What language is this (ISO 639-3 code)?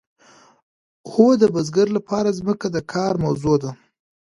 pus